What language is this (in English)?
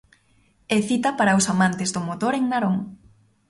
Galician